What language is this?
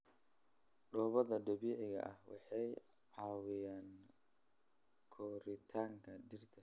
Somali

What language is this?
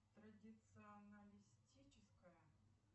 Russian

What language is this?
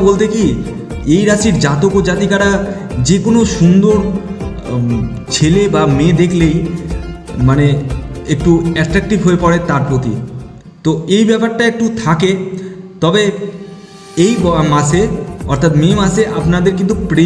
Hindi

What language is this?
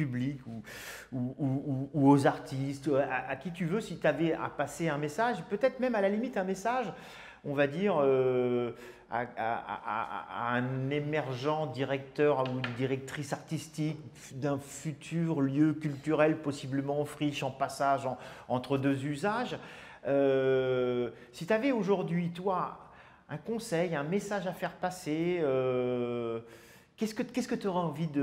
French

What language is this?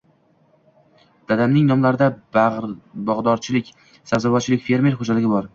Uzbek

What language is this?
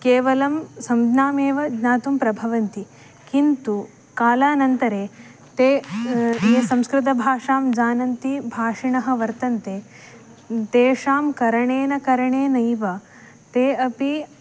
Sanskrit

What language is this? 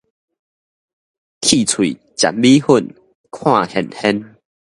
Min Nan Chinese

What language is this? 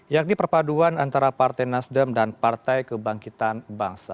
Indonesian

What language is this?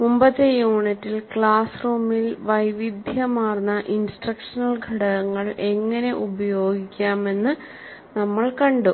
Malayalam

